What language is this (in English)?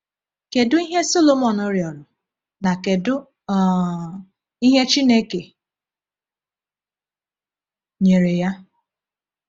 Igbo